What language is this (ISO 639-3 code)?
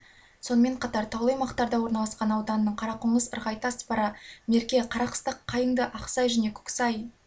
kaz